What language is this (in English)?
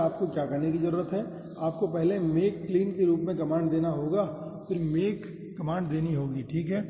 Hindi